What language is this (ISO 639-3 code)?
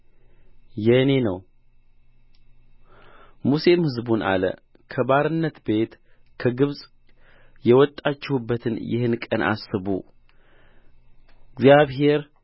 amh